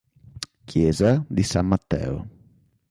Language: Italian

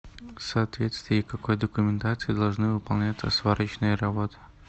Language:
Russian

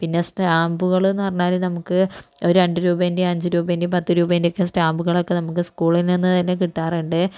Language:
Malayalam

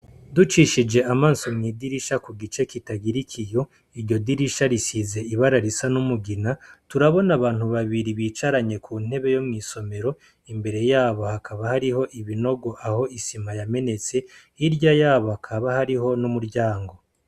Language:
Rundi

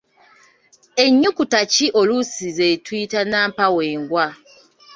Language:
Ganda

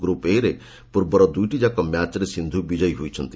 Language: Odia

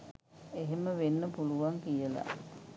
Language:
Sinhala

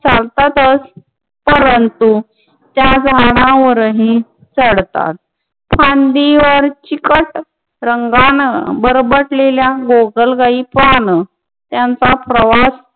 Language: Marathi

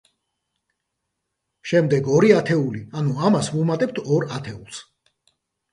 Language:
Georgian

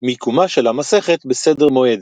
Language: Hebrew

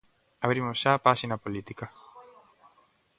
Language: Galician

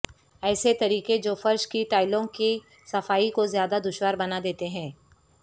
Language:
Urdu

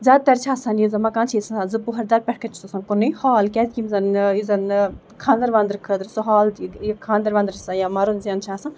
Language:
Kashmiri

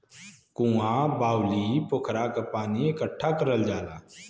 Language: Bhojpuri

